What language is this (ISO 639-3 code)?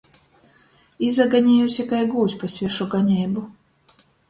ltg